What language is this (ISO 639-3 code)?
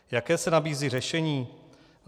ces